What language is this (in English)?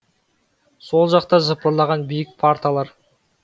Kazakh